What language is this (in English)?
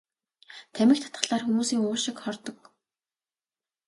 Mongolian